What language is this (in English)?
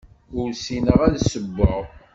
Kabyle